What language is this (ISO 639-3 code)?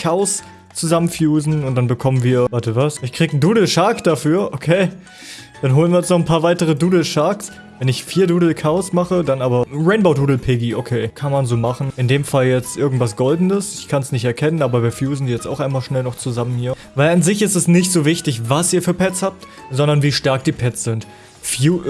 deu